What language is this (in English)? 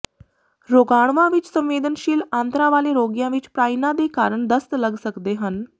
Punjabi